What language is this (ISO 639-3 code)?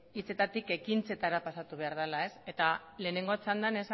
eus